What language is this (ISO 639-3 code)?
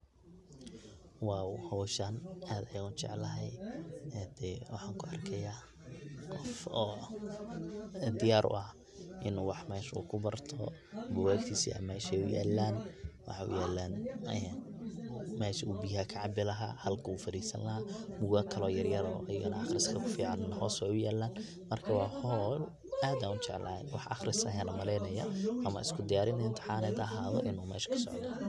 som